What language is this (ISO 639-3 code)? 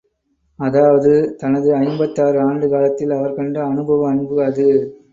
tam